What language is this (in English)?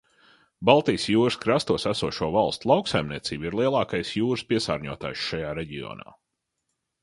Latvian